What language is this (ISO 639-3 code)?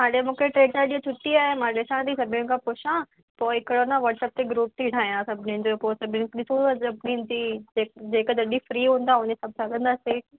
snd